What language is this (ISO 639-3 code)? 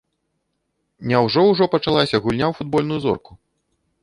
bel